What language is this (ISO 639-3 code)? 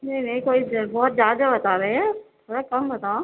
urd